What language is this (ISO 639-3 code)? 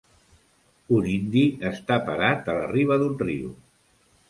cat